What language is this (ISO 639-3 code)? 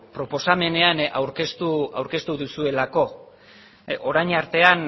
eus